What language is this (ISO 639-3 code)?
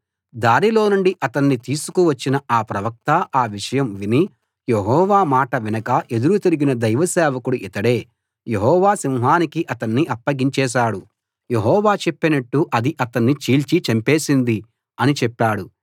tel